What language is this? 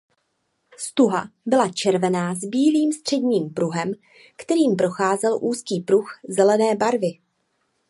Czech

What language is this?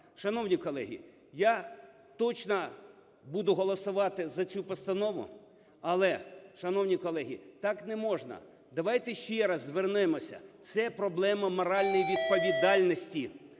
Ukrainian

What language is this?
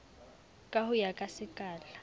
Southern Sotho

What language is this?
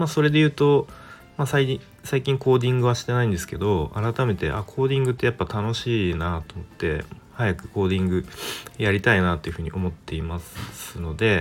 Japanese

